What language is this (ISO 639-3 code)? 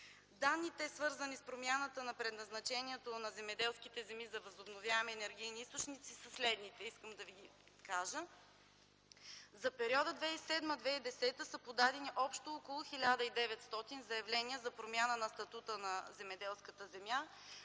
bul